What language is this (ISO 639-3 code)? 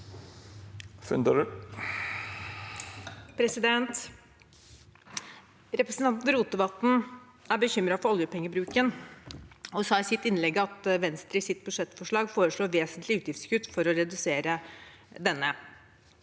nor